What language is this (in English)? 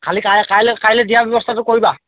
Assamese